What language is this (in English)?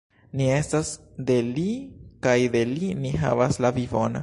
Esperanto